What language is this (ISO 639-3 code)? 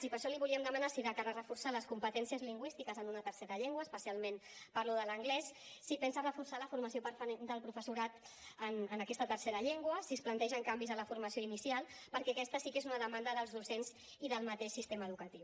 cat